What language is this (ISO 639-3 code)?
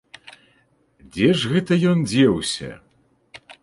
bel